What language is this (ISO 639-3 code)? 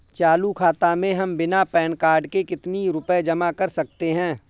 hin